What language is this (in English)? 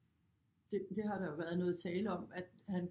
Danish